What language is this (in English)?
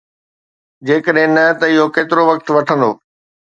Sindhi